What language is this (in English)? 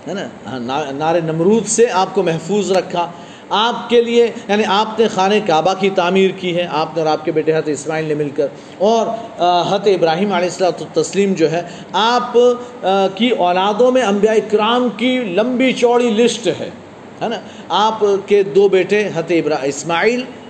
Urdu